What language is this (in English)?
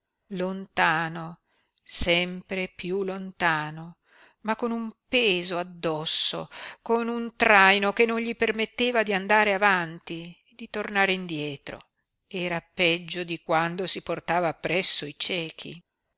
Italian